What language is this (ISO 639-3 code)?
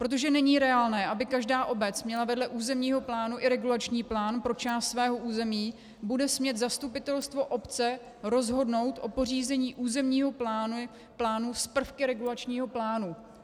ces